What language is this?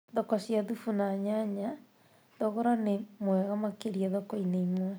Kikuyu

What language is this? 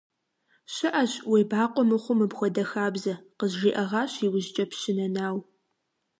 Kabardian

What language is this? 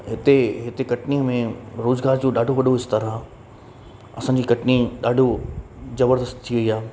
Sindhi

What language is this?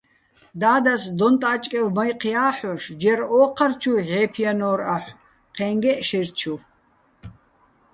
Bats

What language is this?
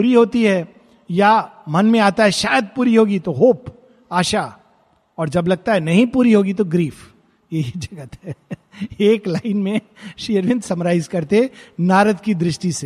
Hindi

